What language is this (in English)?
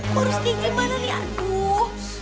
Indonesian